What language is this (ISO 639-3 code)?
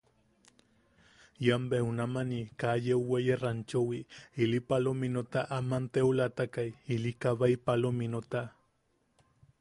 yaq